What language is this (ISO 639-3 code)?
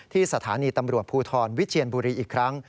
tha